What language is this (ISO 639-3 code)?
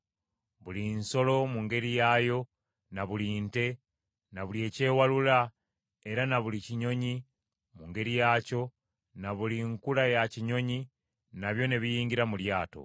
lug